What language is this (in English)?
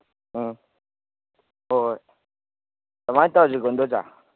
Manipuri